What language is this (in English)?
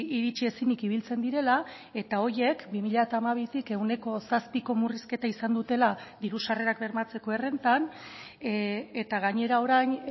Basque